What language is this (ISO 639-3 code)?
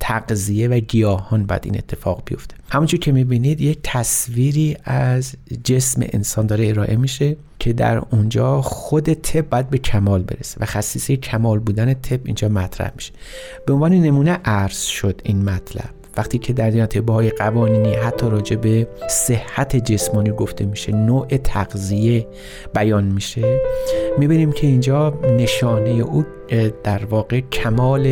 fas